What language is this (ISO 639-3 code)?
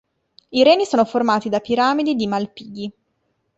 ita